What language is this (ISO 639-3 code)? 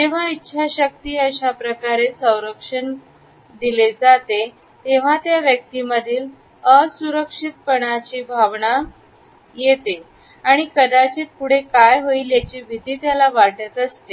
mar